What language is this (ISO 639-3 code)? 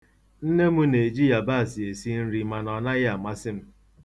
ibo